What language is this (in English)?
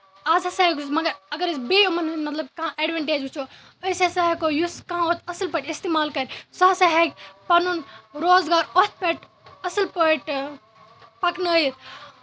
Kashmiri